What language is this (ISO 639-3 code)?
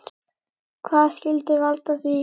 isl